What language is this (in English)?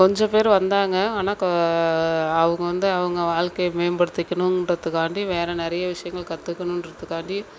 Tamil